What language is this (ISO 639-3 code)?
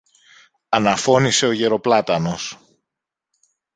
ell